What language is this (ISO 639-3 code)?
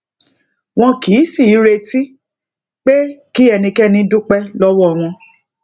yor